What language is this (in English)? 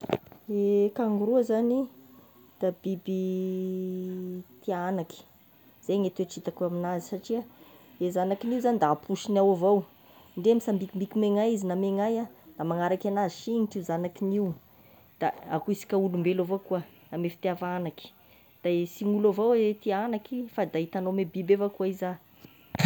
Tesaka Malagasy